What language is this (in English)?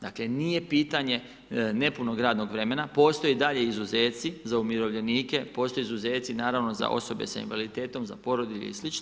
Croatian